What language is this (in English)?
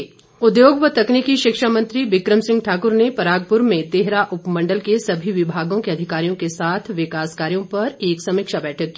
Hindi